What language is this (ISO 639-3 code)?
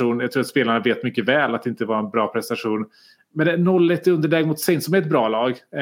swe